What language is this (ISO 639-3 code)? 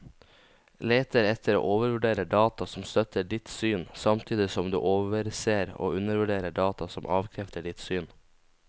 nor